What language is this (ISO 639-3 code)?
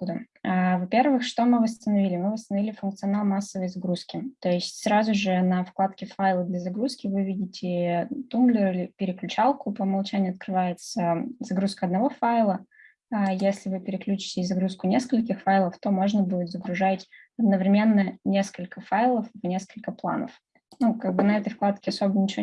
rus